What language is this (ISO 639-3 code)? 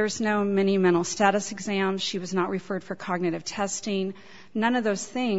eng